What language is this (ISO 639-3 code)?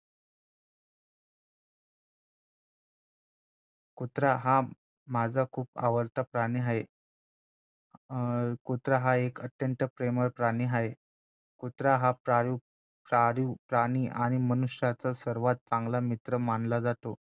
mar